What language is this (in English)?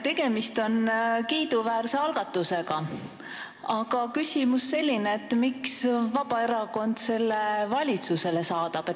Estonian